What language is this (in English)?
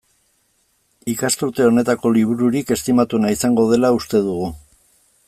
Basque